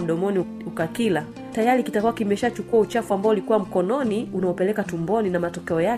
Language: Swahili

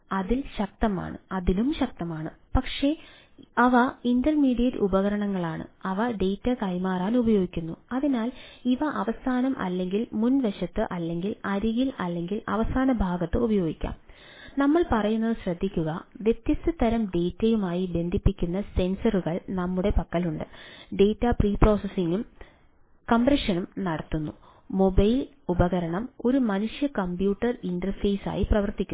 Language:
Malayalam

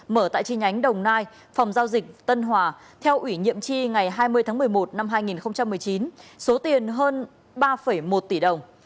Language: Vietnamese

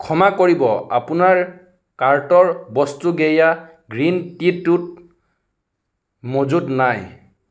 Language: Assamese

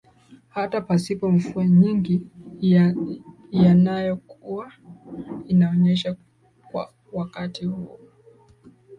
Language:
Swahili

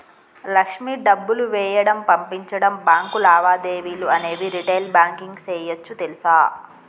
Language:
Telugu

